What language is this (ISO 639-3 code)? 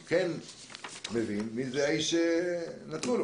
heb